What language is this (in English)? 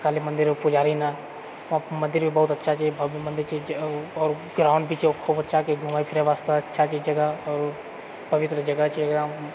Maithili